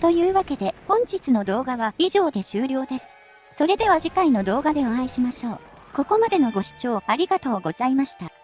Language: Japanese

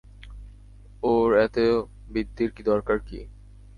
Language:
Bangla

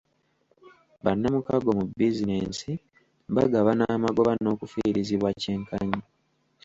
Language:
Ganda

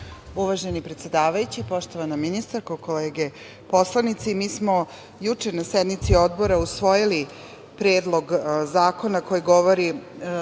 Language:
Serbian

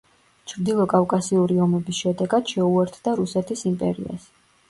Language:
Georgian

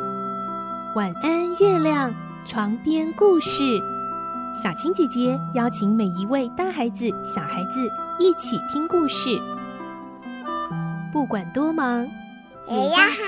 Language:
Chinese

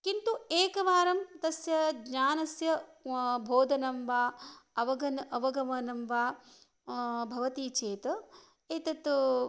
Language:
Sanskrit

